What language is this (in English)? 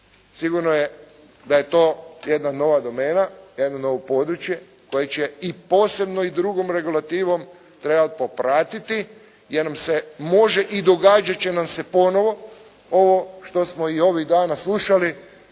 Croatian